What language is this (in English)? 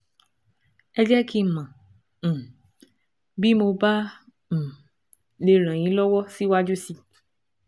Yoruba